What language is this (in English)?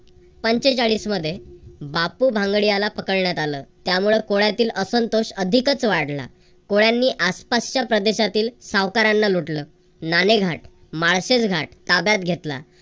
Marathi